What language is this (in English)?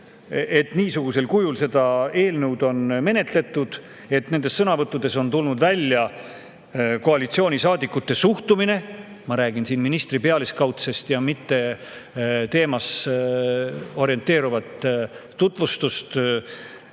Estonian